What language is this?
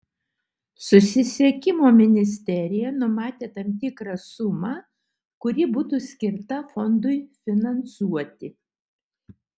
Lithuanian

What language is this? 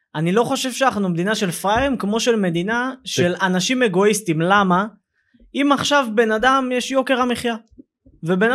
Hebrew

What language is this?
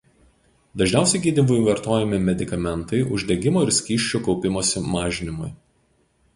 Lithuanian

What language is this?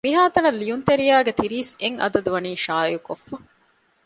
Divehi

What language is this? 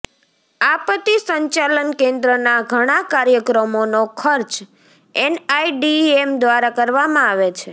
Gujarati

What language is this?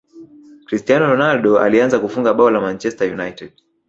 Swahili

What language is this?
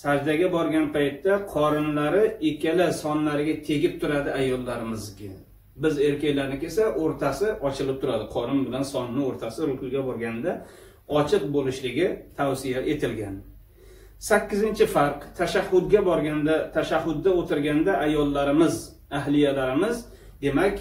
Indonesian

